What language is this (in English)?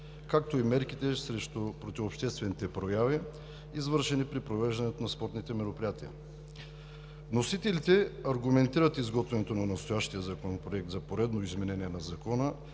Bulgarian